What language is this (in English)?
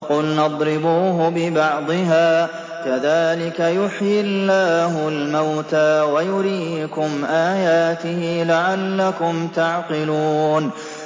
Arabic